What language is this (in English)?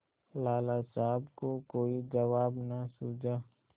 Hindi